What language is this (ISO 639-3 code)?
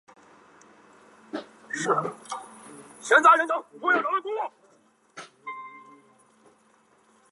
zho